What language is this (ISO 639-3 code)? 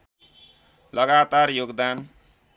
nep